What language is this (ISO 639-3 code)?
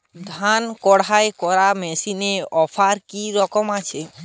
ben